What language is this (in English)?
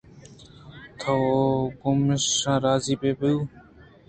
Eastern Balochi